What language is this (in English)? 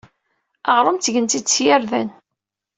Kabyle